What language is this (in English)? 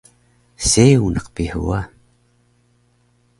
Taroko